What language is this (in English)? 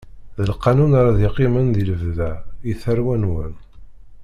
Kabyle